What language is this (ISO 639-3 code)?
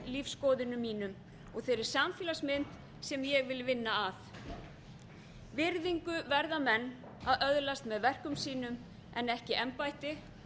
isl